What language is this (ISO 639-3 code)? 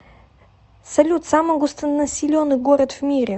rus